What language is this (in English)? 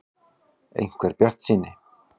Icelandic